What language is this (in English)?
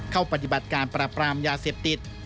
Thai